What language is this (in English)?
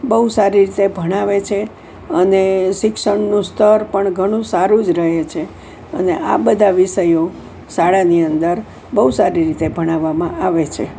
Gujarati